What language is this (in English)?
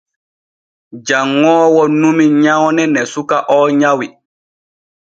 Borgu Fulfulde